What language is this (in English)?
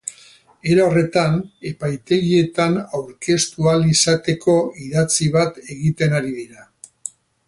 Basque